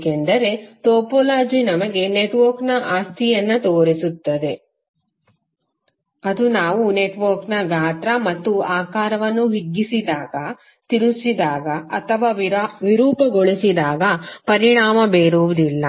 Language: Kannada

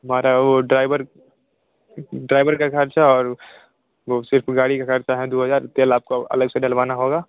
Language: Hindi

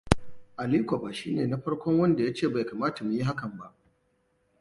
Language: Hausa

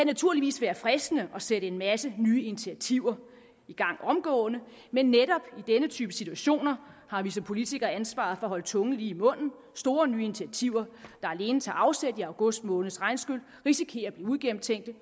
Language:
Danish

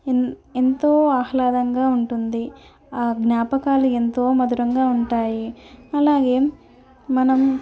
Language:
Telugu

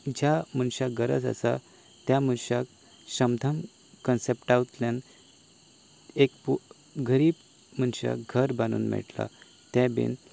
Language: Konkani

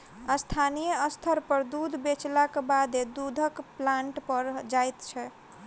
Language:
Maithili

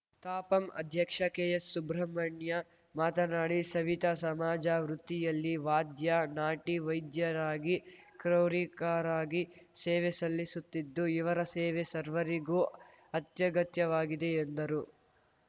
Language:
Kannada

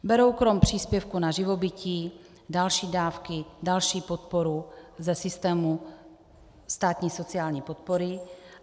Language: Czech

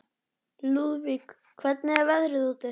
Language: Icelandic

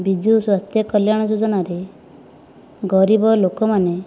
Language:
Odia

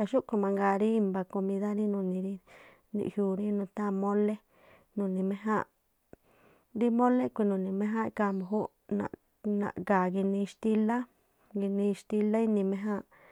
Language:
Tlacoapa Me'phaa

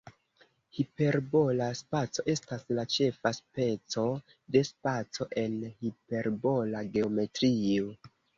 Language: Esperanto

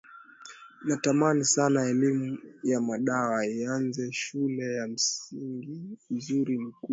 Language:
Swahili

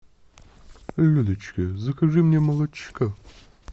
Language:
Russian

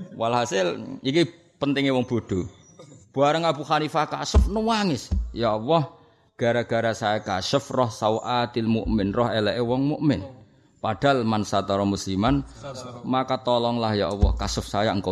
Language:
Indonesian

